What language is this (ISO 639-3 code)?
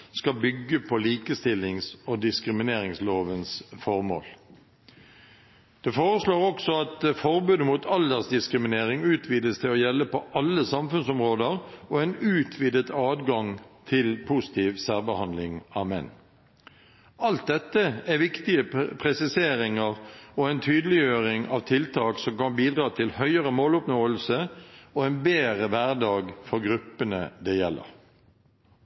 nob